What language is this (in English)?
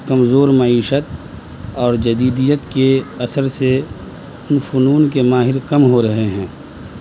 Urdu